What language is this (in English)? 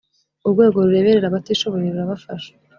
Kinyarwanda